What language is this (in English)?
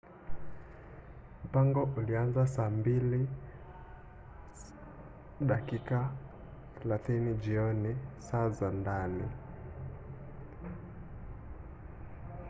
Swahili